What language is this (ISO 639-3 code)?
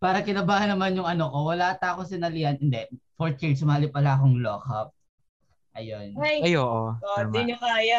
fil